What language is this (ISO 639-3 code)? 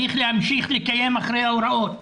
heb